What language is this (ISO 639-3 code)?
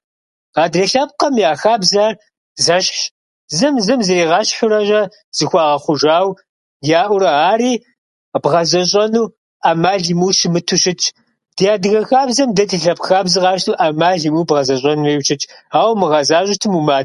kbd